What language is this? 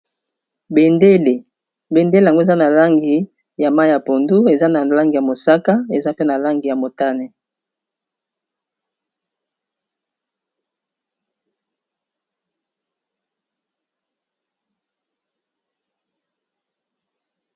Lingala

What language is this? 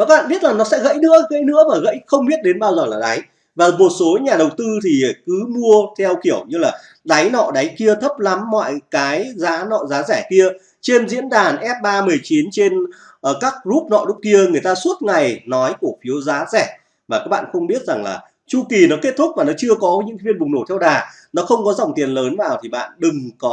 Vietnamese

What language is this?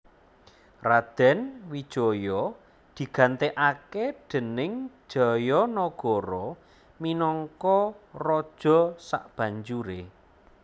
Javanese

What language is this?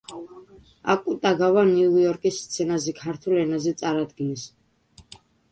Georgian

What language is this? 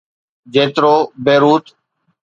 Sindhi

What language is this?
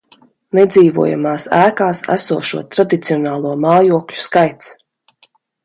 Latvian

